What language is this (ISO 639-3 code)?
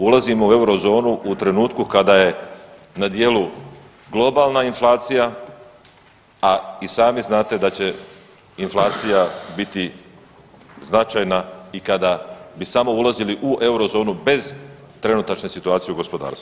hrv